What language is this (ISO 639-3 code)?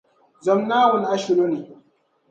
dag